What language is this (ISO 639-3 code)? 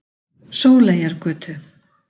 isl